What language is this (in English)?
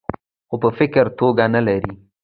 Pashto